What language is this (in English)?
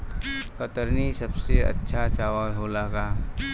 Bhojpuri